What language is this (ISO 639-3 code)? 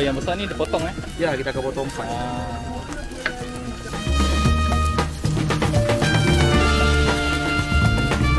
msa